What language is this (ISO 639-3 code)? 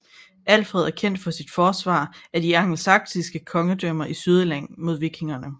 dan